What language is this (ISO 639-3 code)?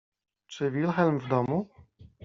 pol